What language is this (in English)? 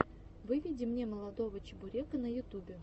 Russian